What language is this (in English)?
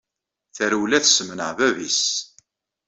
Kabyle